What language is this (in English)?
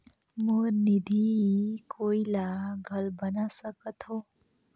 Chhattisgarhi